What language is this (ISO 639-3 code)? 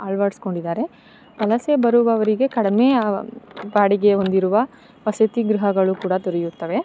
kan